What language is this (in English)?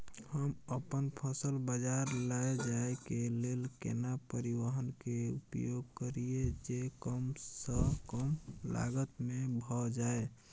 Maithili